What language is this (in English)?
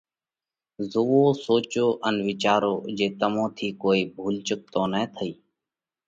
Parkari Koli